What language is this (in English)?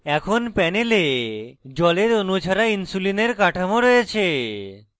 Bangla